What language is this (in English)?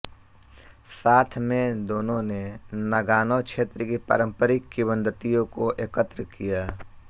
Hindi